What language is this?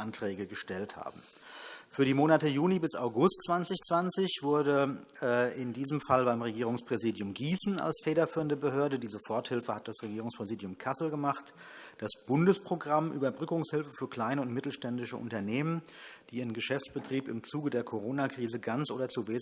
German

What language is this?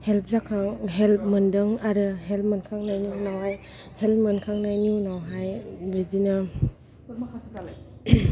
Bodo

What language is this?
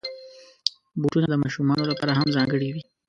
Pashto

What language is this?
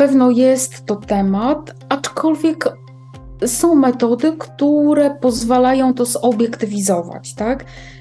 Polish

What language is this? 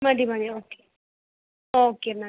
Malayalam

